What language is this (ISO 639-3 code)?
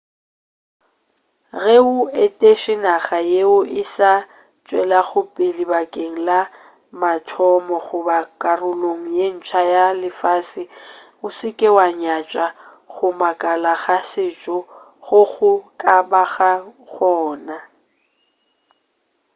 nso